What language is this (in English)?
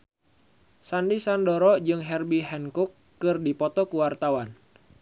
Sundanese